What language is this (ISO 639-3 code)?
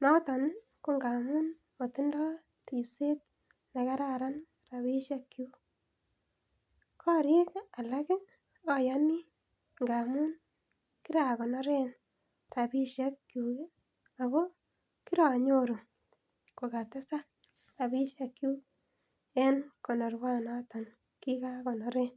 kln